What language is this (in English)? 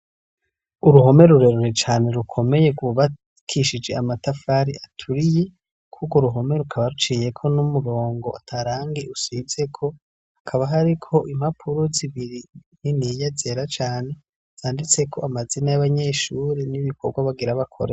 Rundi